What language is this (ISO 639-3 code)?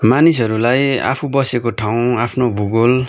nep